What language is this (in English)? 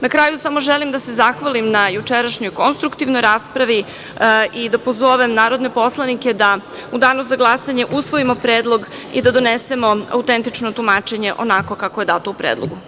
Serbian